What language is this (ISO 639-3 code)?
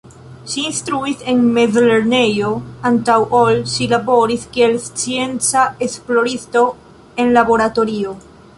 epo